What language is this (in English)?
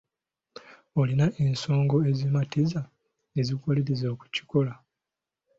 Ganda